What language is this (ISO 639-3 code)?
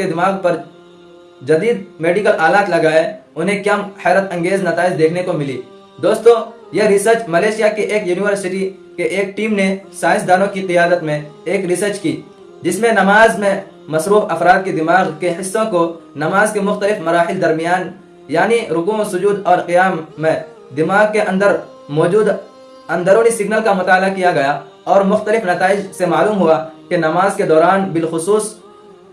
hin